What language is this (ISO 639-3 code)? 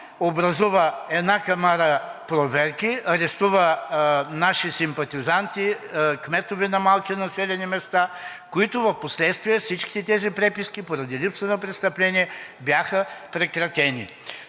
bul